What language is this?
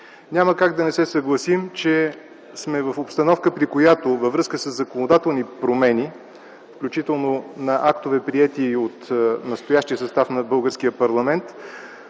Bulgarian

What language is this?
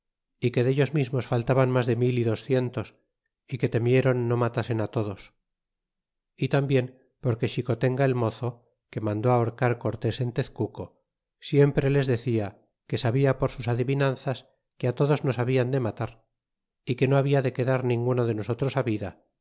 Spanish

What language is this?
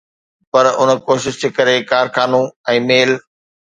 Sindhi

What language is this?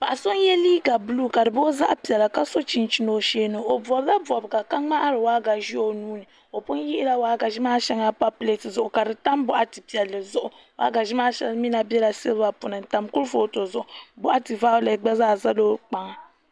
Dagbani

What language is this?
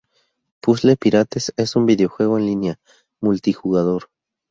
Spanish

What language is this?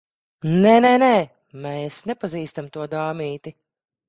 Latvian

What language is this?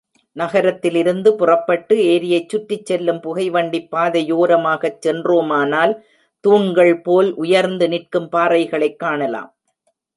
Tamil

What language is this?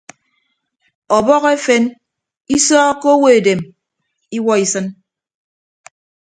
Ibibio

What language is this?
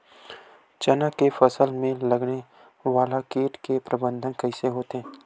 Chhattisgarhi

